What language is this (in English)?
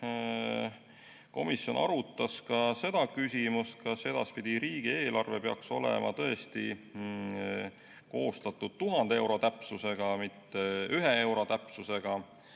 Estonian